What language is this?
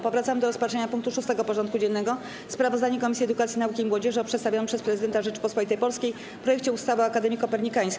Polish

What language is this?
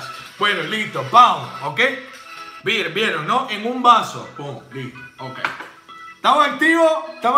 Spanish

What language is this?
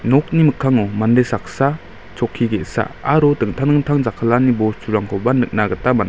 Garo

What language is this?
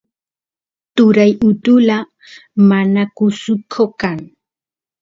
Santiago del Estero Quichua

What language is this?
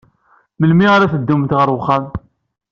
Kabyle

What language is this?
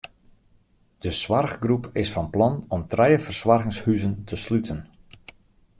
Western Frisian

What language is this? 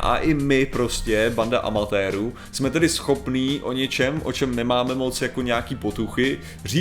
Czech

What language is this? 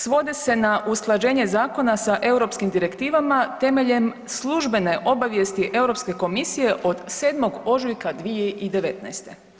Croatian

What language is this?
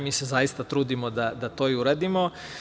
Serbian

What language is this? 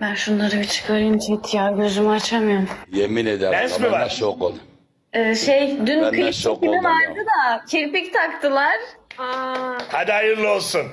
Turkish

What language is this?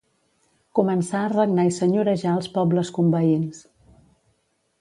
Catalan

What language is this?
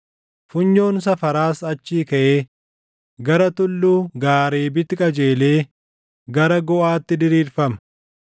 Oromo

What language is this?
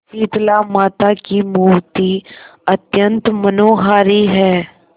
Hindi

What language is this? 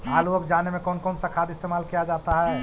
Magahi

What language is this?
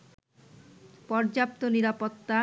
Bangla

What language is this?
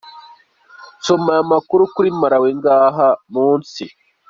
Kinyarwanda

